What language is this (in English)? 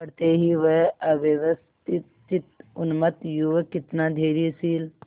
Hindi